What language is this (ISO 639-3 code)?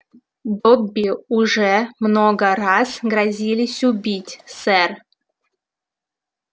rus